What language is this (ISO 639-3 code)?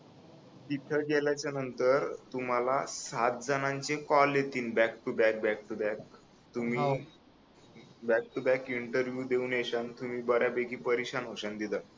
mar